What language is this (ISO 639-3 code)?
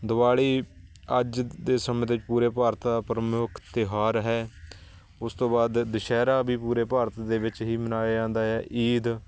pan